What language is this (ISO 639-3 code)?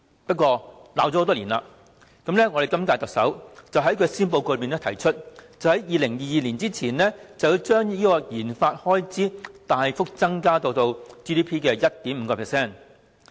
yue